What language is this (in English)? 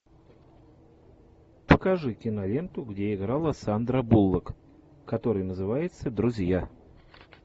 Russian